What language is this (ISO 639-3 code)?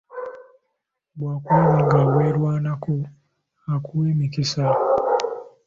lug